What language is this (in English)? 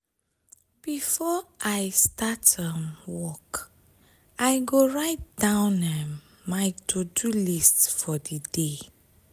Nigerian Pidgin